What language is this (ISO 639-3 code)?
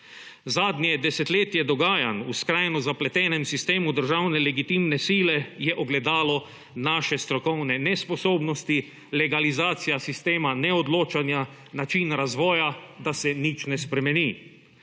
slv